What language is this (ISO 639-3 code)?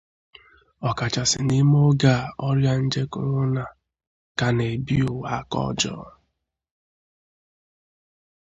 ibo